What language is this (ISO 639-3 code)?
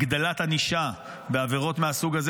heb